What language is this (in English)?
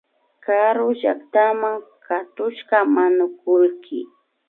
Imbabura Highland Quichua